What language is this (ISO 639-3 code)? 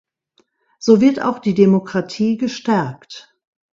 deu